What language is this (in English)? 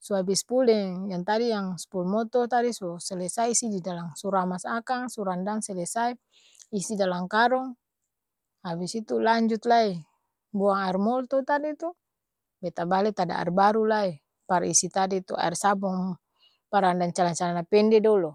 Ambonese Malay